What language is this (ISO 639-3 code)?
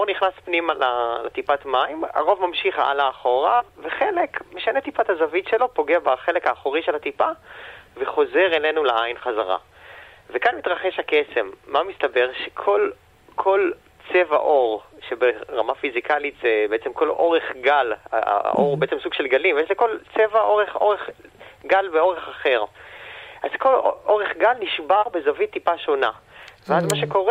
heb